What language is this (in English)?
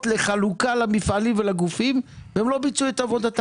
Hebrew